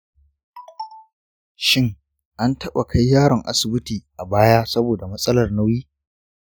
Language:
Hausa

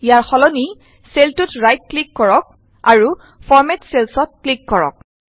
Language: Assamese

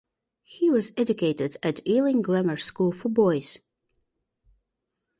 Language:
English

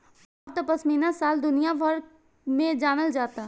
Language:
Bhojpuri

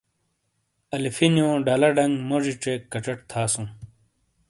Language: Shina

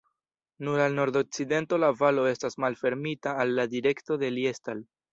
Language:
Esperanto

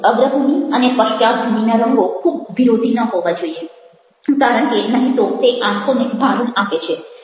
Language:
Gujarati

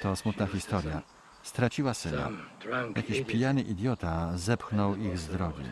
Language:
Polish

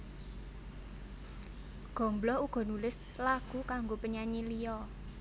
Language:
Javanese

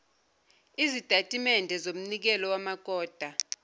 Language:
Zulu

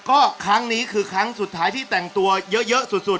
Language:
Thai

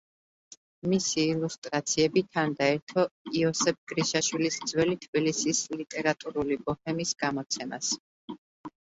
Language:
Georgian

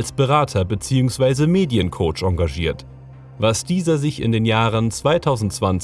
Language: German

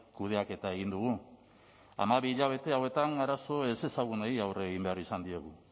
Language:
Basque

